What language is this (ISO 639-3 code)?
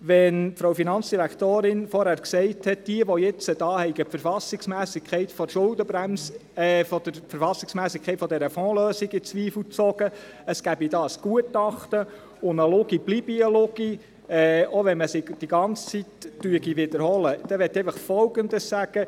gsw